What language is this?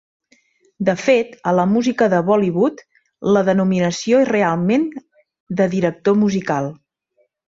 Catalan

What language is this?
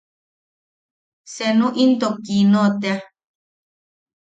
Yaqui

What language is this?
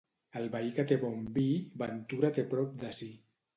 Catalan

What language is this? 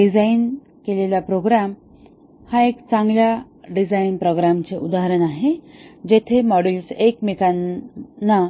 Marathi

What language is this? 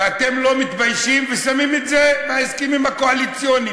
Hebrew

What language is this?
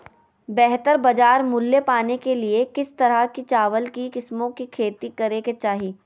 Magahi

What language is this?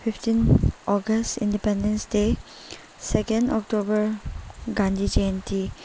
Manipuri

